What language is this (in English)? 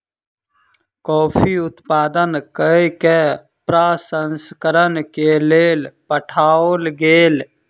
Maithili